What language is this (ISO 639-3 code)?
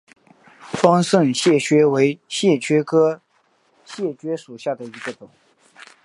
zho